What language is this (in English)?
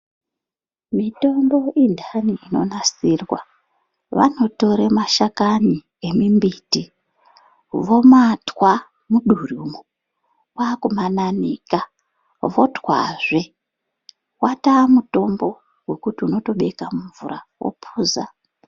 Ndau